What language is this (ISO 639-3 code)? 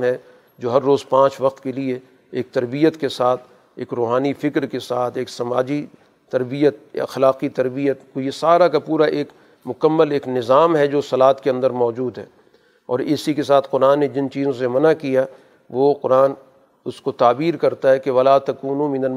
urd